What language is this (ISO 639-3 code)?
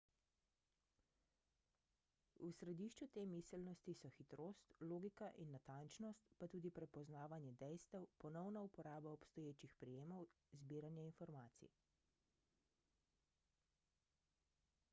slv